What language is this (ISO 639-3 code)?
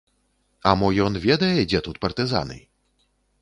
bel